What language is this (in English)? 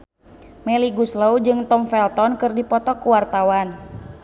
Sundanese